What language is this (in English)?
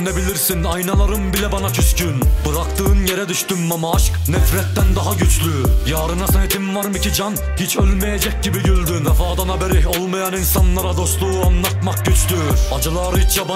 Turkish